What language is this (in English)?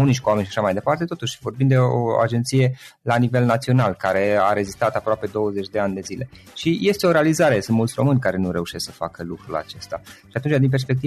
Romanian